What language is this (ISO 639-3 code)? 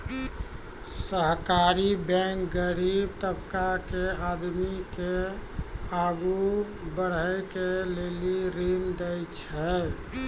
mai